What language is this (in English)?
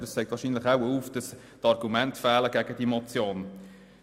Swiss German